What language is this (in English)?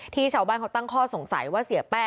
Thai